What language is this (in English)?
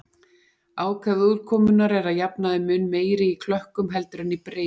Icelandic